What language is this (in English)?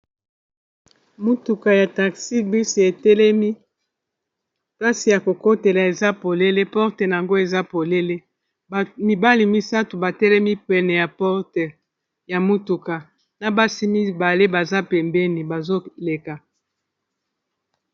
Lingala